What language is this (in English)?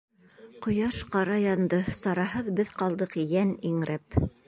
Bashkir